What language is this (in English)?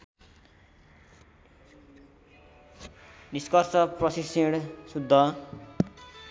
Nepali